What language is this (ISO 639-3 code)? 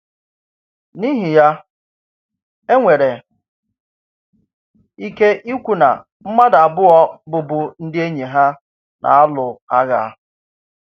ibo